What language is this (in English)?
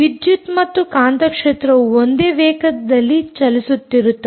Kannada